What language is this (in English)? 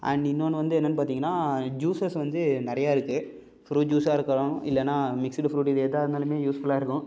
Tamil